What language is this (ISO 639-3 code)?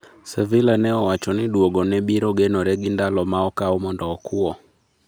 luo